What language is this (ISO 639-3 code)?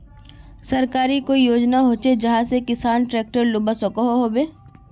mag